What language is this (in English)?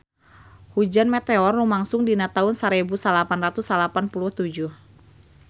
Sundanese